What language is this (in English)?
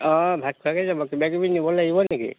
Assamese